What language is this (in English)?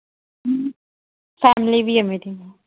Punjabi